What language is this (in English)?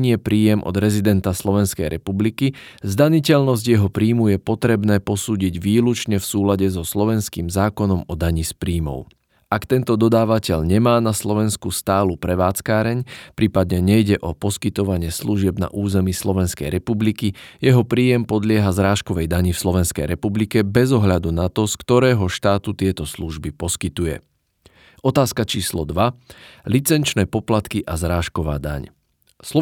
Slovak